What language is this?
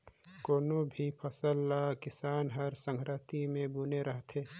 Chhattisgarhi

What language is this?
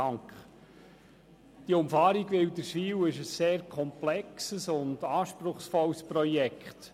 Swiss German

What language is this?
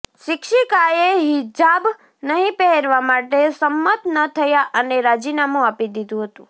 Gujarati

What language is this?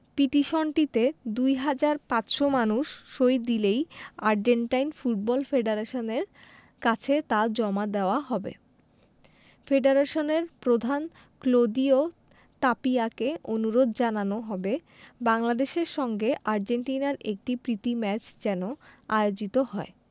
Bangla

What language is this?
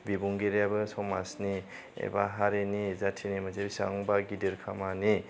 Bodo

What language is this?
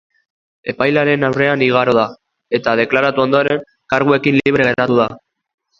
Basque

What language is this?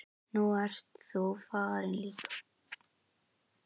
Icelandic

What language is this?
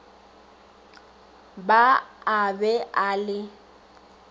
Northern Sotho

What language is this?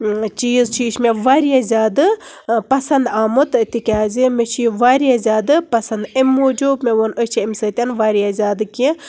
Kashmiri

